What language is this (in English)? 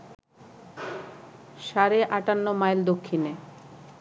Bangla